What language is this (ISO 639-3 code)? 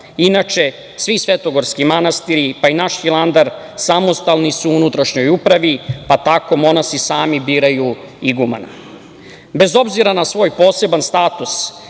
srp